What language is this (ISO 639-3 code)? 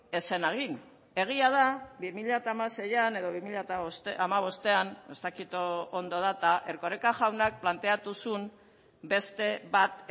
eus